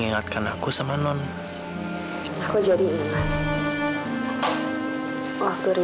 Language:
Indonesian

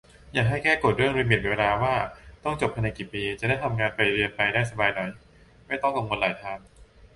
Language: Thai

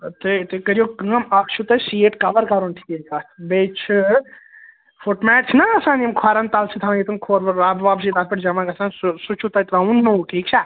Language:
Kashmiri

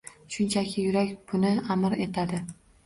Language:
Uzbek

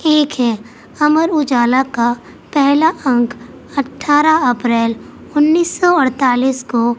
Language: Urdu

